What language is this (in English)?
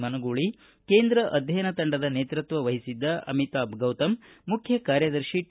Kannada